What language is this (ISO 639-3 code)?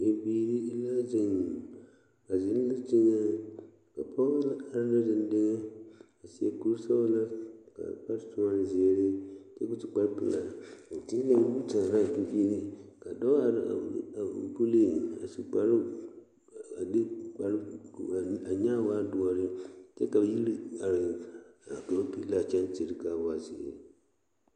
dga